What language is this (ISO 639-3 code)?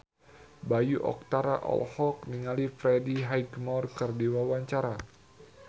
sun